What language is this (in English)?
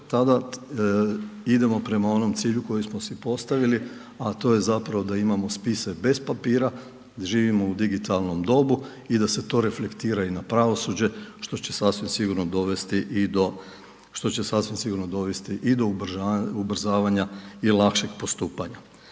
Croatian